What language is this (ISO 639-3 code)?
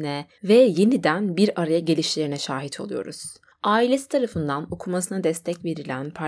tur